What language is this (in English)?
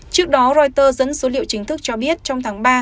Vietnamese